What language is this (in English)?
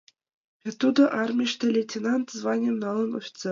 Mari